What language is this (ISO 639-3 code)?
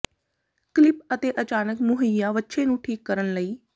pan